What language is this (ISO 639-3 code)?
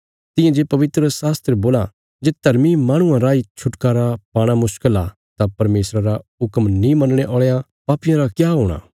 kfs